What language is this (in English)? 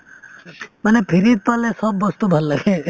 Assamese